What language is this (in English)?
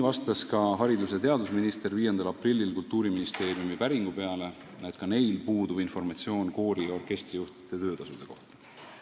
Estonian